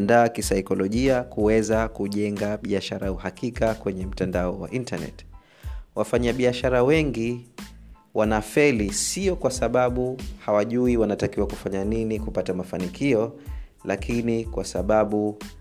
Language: Swahili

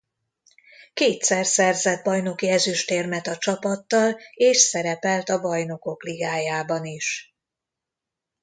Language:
Hungarian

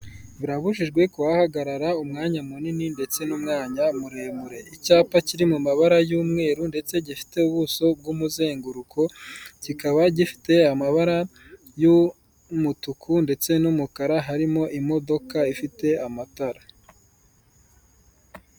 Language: Kinyarwanda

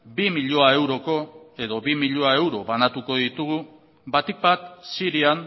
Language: Basque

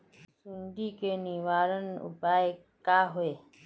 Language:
Magahi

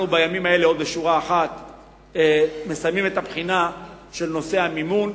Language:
Hebrew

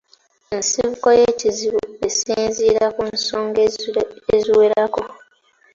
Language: Ganda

